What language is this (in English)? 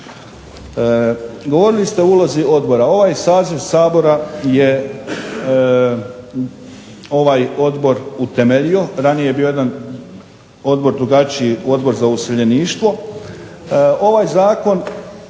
Croatian